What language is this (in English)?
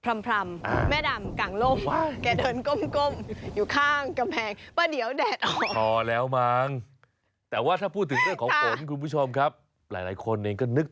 Thai